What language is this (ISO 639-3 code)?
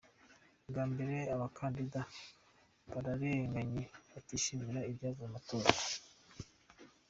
kin